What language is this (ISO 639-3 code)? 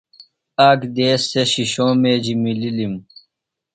phl